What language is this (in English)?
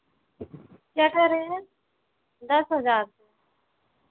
Hindi